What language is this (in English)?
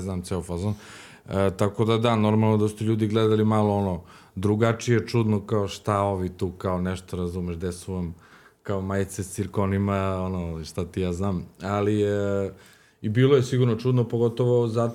Croatian